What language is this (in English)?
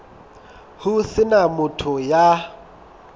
Southern Sotho